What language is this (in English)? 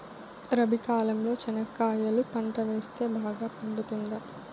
Telugu